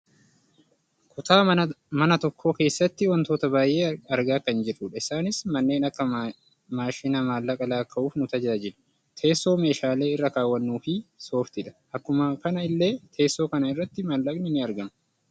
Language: Oromo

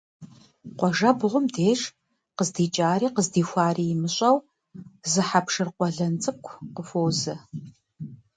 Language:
Kabardian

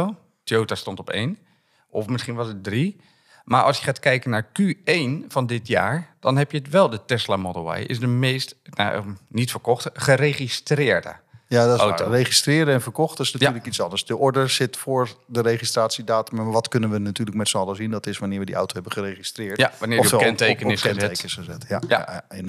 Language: Dutch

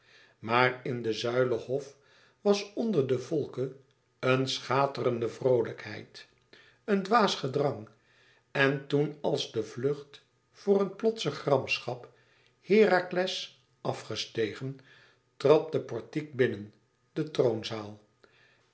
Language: Dutch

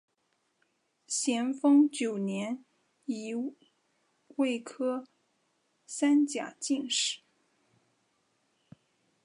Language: Chinese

